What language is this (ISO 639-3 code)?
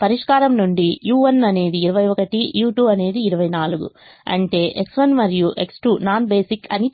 tel